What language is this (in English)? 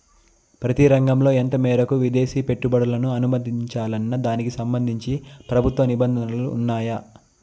Telugu